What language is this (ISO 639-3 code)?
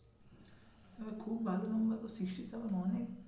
ben